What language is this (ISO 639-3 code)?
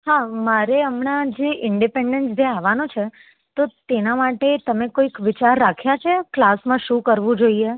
guj